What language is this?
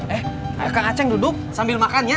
Indonesian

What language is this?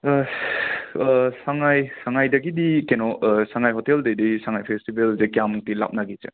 Manipuri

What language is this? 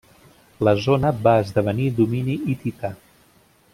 Catalan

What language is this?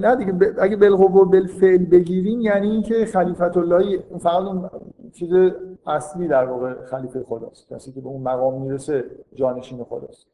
Persian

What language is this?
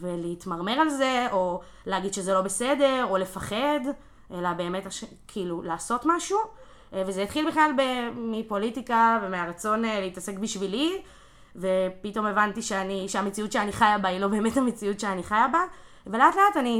Hebrew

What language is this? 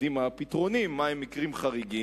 Hebrew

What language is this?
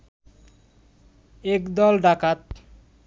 Bangla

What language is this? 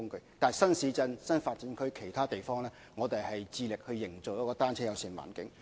Cantonese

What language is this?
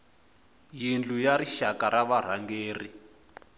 Tsonga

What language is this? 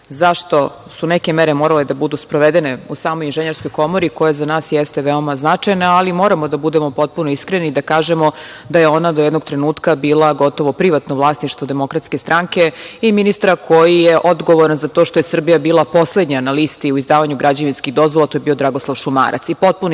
Serbian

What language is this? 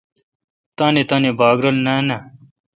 Kalkoti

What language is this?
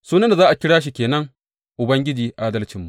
Hausa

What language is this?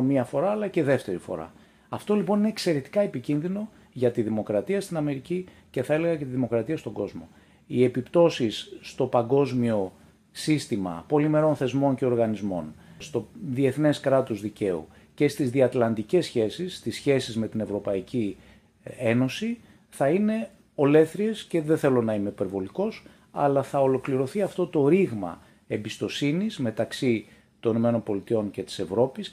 Greek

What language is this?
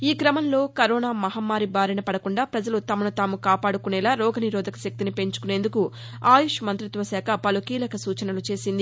Telugu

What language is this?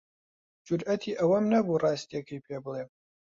Central Kurdish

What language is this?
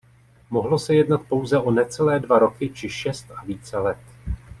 Czech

